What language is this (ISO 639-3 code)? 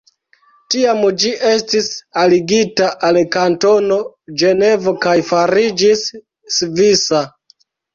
epo